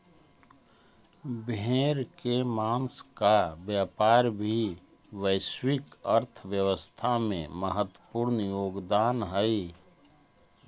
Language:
Magahi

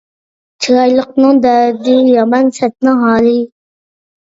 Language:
Uyghur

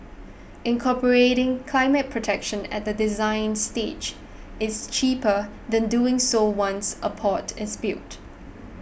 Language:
English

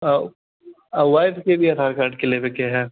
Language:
Maithili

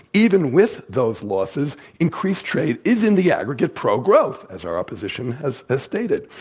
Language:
English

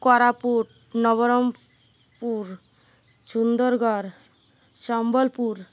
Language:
Odia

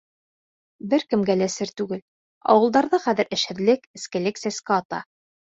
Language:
Bashkir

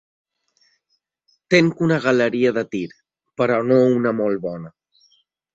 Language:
Catalan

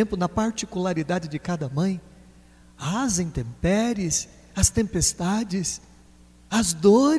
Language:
Portuguese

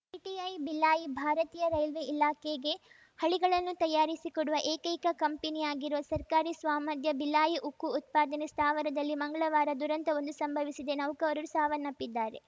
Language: Kannada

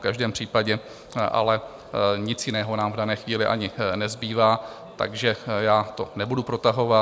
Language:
Czech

